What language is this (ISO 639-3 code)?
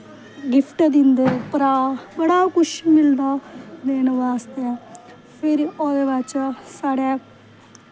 doi